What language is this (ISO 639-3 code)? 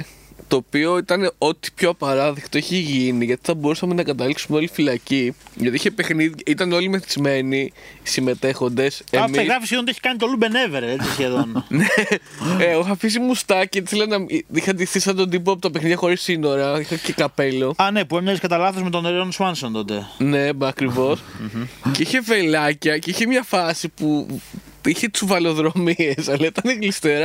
ell